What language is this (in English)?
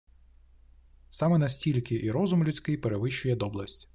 Ukrainian